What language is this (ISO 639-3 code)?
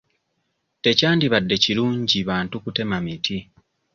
lug